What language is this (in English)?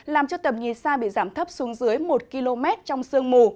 Vietnamese